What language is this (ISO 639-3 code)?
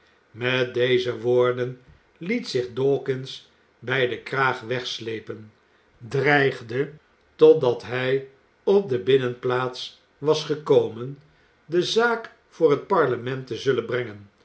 nld